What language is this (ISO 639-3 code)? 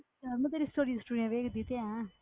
pan